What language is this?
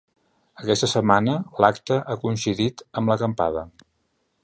Catalan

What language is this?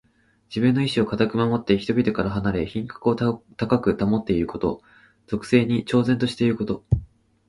Japanese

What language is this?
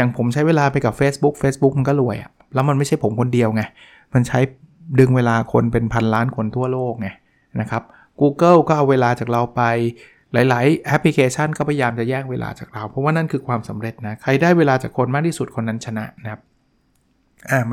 Thai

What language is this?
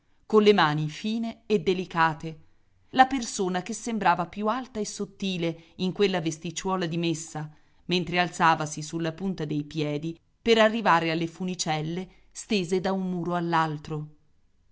Italian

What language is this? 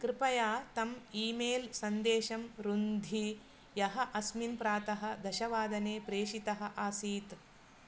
Sanskrit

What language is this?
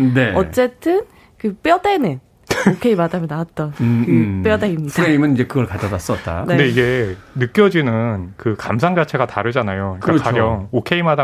Korean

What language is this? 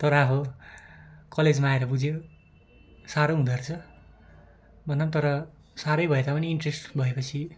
Nepali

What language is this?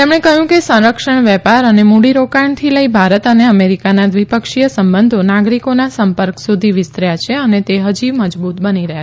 Gujarati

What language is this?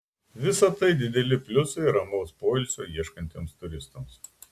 Lithuanian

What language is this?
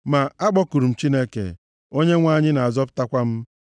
Igbo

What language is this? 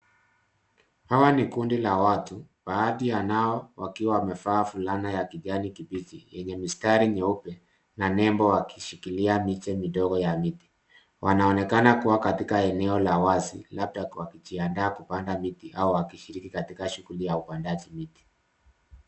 Swahili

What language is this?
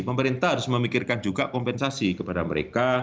Indonesian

